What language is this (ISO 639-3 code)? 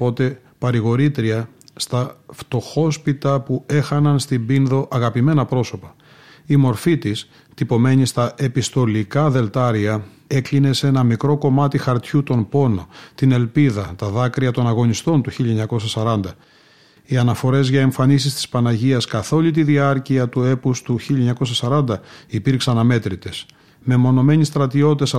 ell